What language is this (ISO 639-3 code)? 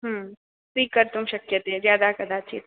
san